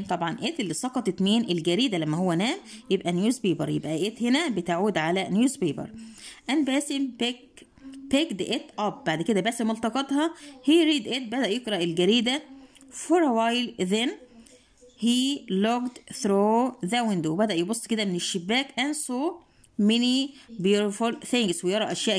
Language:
Arabic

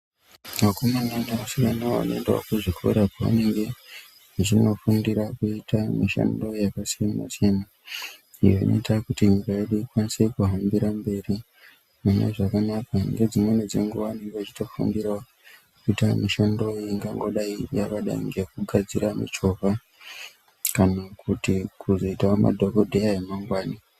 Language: Ndau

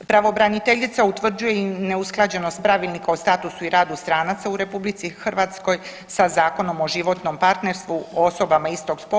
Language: Croatian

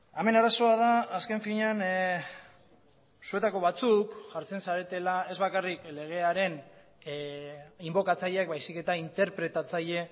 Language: Basque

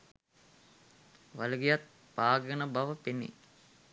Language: Sinhala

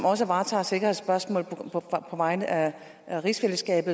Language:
Danish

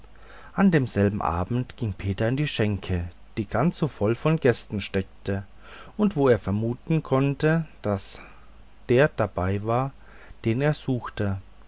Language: German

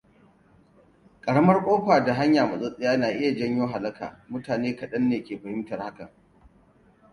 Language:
Hausa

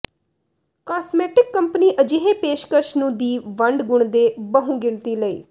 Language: Punjabi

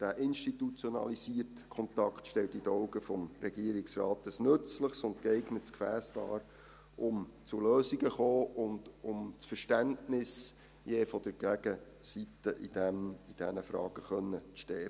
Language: Swiss German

